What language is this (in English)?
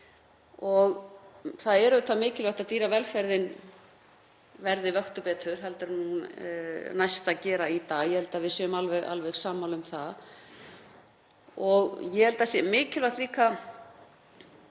Icelandic